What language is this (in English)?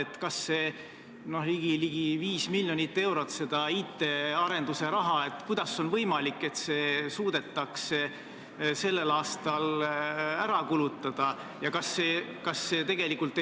Estonian